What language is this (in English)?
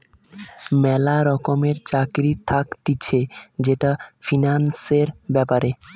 Bangla